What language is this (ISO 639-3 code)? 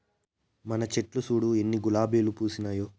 tel